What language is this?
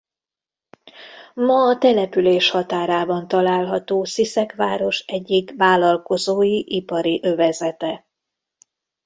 Hungarian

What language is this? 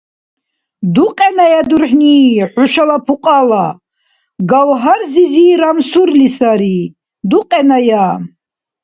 Dargwa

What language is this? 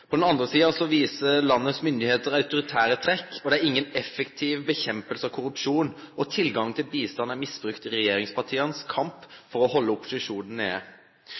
Norwegian Nynorsk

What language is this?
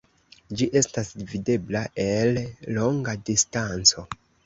Esperanto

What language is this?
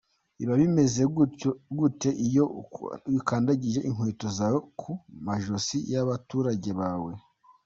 Kinyarwanda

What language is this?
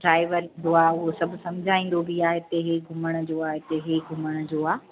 Sindhi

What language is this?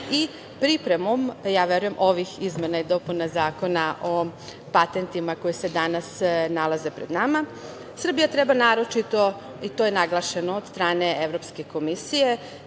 Serbian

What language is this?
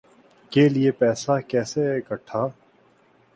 Urdu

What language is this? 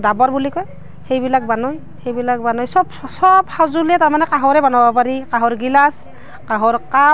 Assamese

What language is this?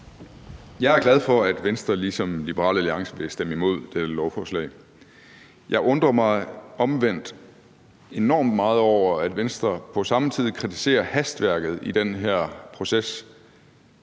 Danish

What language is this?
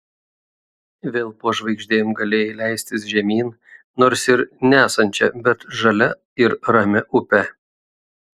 Lithuanian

